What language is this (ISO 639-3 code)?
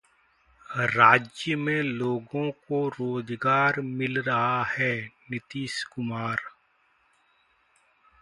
hin